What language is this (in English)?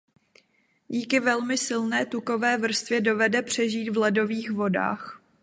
Czech